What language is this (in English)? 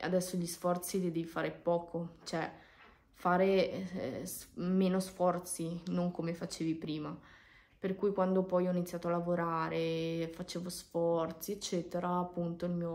Italian